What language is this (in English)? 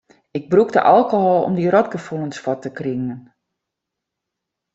Western Frisian